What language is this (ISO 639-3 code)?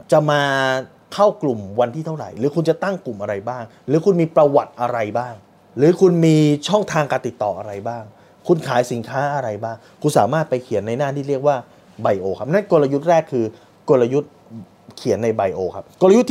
tha